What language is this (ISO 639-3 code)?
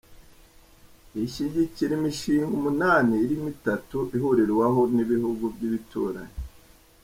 kin